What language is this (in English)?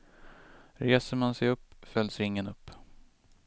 Swedish